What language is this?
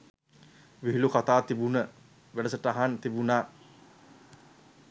Sinhala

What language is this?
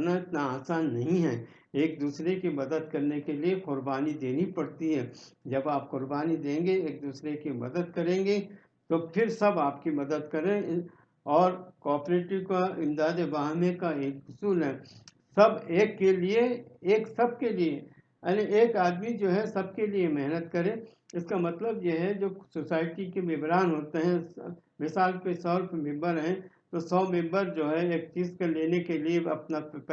Urdu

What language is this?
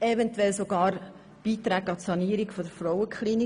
Swiss German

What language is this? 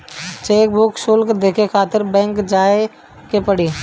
Bhojpuri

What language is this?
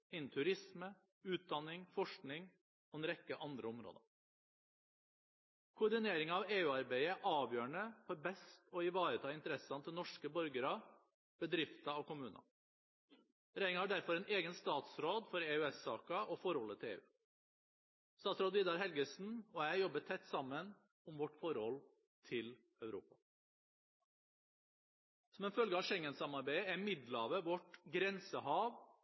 Norwegian Bokmål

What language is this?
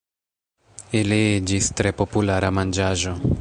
Esperanto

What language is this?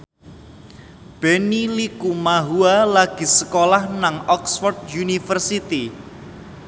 Javanese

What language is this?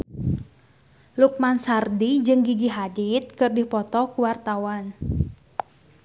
Sundanese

